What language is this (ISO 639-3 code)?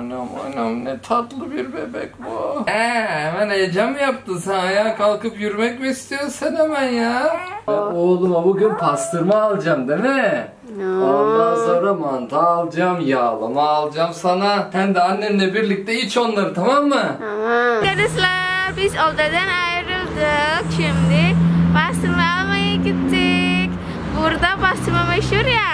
tur